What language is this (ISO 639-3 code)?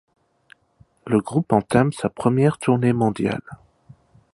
fra